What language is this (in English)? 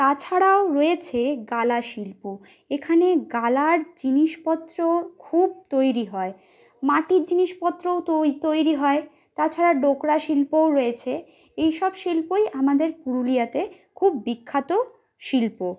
Bangla